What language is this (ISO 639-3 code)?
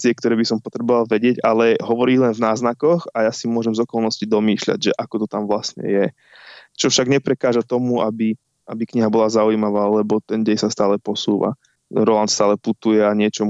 slk